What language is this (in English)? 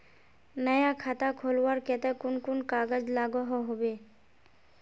Magahi